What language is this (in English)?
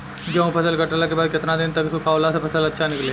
Bhojpuri